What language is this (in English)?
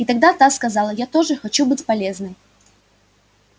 Russian